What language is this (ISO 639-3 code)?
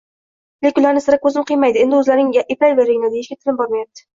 uzb